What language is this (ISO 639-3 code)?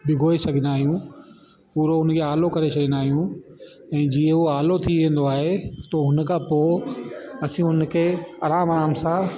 snd